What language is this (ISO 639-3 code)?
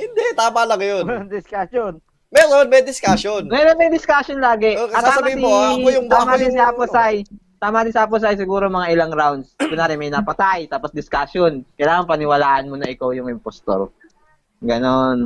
fil